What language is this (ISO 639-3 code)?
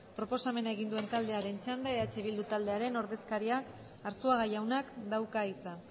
eus